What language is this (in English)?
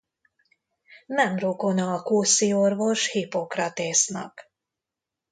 Hungarian